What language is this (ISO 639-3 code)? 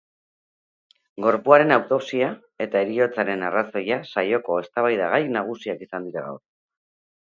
eus